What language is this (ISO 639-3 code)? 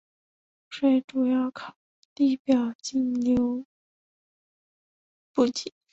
zho